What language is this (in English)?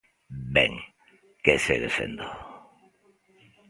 Galician